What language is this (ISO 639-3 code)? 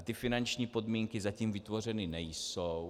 ces